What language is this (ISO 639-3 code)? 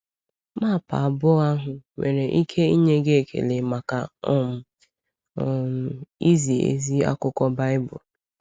ibo